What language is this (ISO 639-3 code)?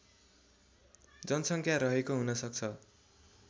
nep